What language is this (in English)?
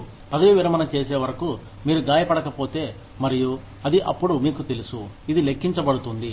Telugu